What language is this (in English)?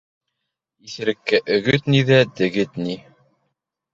Bashkir